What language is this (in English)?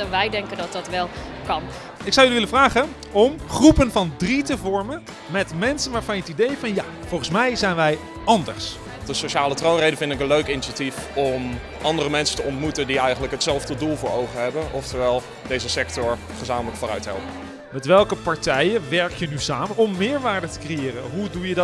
Dutch